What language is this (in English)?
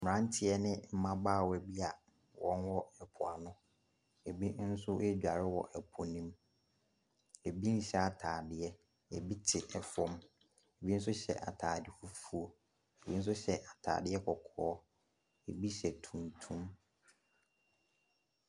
Akan